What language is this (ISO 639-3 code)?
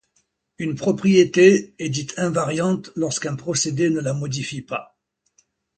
fra